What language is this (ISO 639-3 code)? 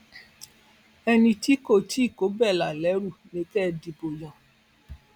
yor